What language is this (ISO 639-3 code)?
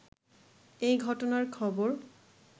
ben